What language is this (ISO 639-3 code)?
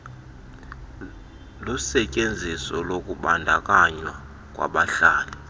xho